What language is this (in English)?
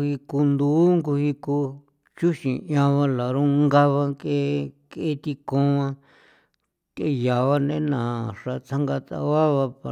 San Felipe Otlaltepec Popoloca